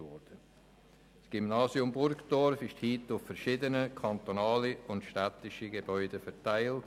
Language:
Swiss German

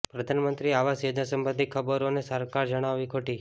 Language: Gujarati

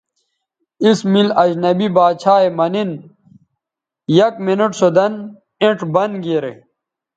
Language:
Bateri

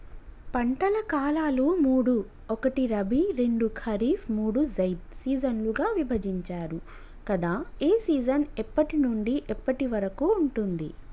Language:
Telugu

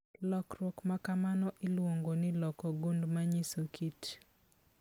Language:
Luo (Kenya and Tanzania)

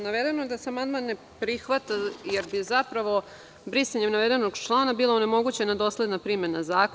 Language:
Serbian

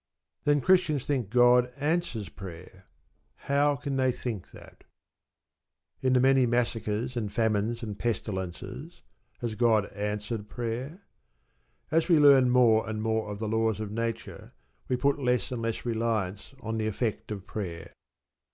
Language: English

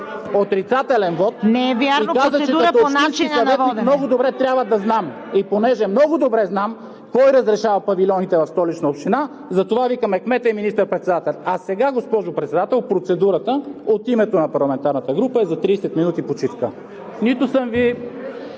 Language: Bulgarian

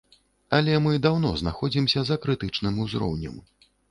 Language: Belarusian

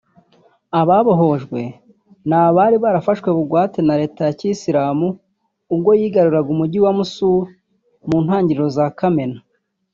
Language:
Kinyarwanda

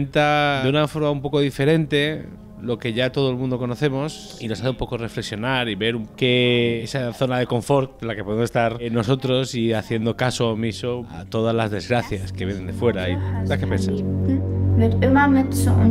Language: Spanish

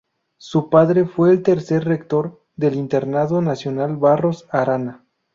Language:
Spanish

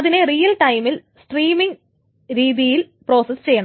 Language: Malayalam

